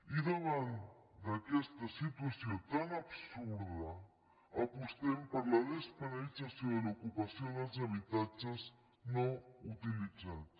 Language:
Catalan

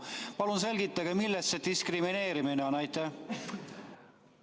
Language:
Estonian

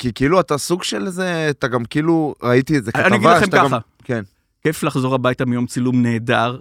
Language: Hebrew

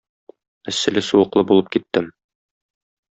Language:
Tatar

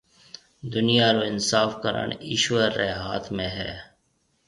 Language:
Marwari (Pakistan)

